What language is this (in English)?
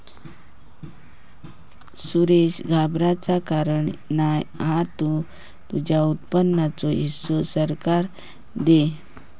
Marathi